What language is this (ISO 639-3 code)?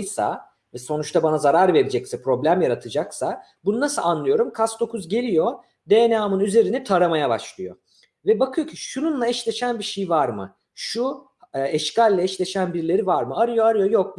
tur